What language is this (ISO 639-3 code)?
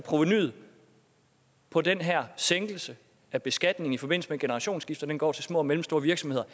dan